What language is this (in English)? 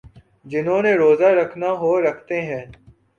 Urdu